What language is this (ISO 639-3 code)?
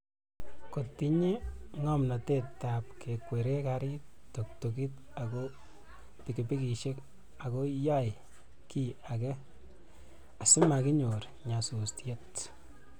kln